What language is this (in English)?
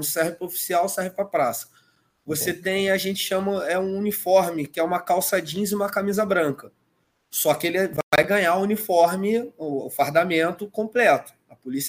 Portuguese